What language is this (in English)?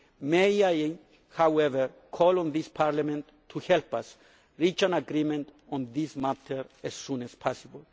English